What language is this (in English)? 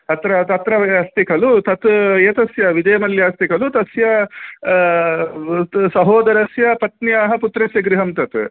Sanskrit